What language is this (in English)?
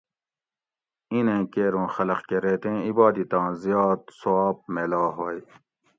Gawri